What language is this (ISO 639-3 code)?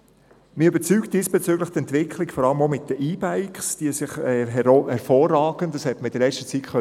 gsw